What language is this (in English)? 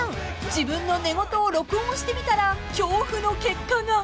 Japanese